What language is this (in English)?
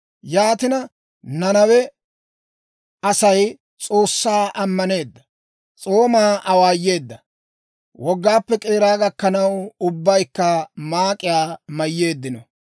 Dawro